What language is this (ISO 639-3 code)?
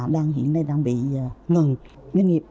vie